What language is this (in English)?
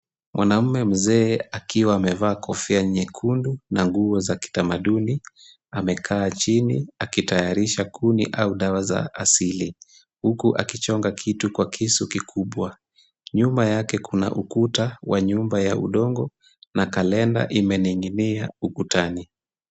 Swahili